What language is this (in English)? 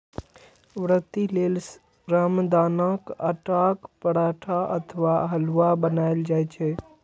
Maithili